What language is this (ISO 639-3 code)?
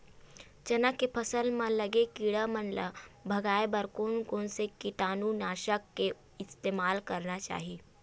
hne